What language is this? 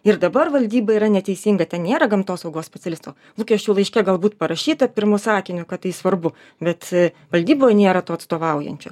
Lithuanian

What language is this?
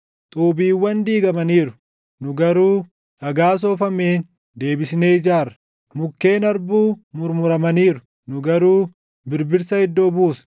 Oromo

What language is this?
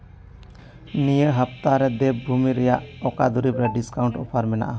Santali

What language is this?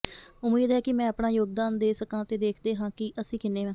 Punjabi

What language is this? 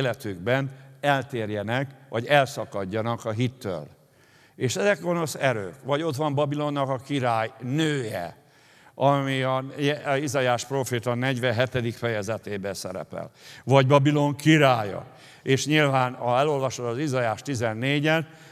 Hungarian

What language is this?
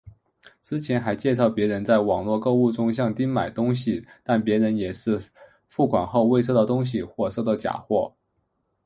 Chinese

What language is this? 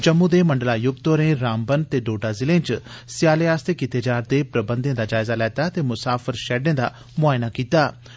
Dogri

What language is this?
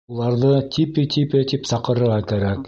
Bashkir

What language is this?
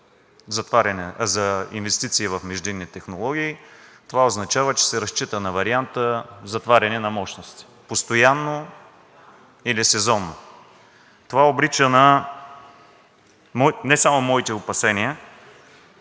Bulgarian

